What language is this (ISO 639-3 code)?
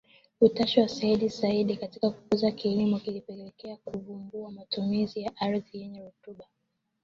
swa